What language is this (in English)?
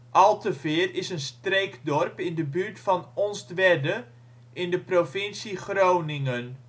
Dutch